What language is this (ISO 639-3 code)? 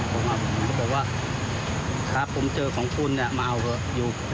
tha